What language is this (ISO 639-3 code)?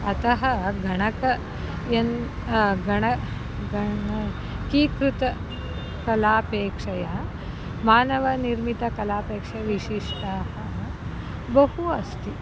san